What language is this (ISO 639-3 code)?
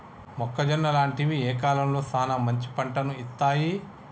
tel